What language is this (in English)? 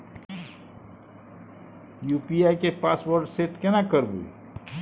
Maithili